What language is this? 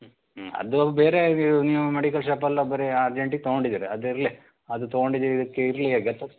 Kannada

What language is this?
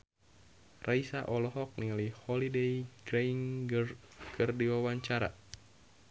Sundanese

